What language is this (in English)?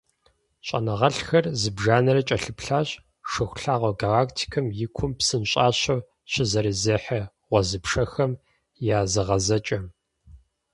Kabardian